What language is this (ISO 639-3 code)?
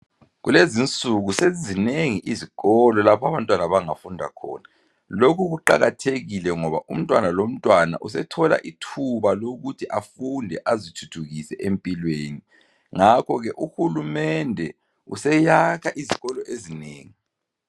nde